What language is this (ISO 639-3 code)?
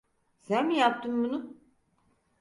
tur